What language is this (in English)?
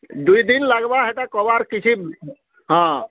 Odia